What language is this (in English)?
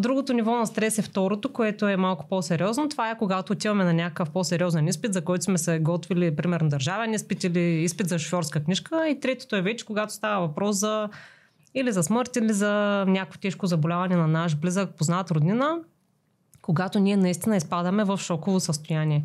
Bulgarian